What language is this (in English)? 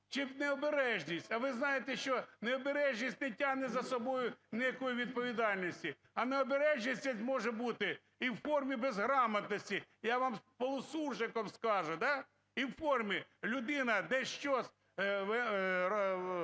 Ukrainian